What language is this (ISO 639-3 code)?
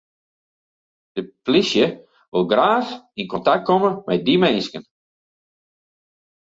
fry